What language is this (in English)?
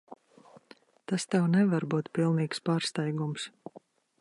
Latvian